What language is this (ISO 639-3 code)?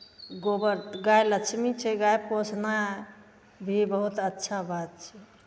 mai